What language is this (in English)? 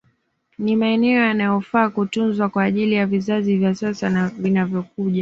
Swahili